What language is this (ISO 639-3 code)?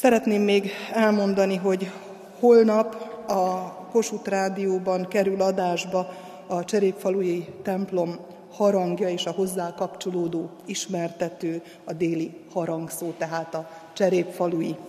hun